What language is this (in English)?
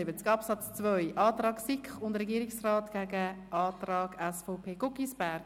Swiss German